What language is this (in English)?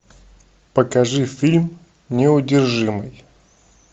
Russian